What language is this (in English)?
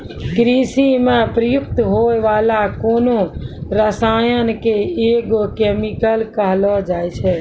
Maithili